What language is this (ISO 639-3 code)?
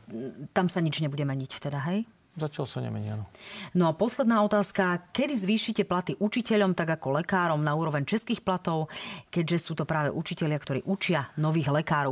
slk